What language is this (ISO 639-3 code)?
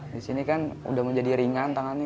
ind